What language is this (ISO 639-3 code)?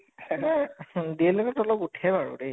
asm